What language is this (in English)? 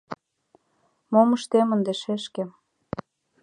Mari